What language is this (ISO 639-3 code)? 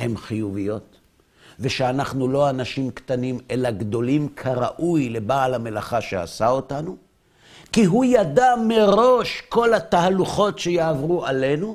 heb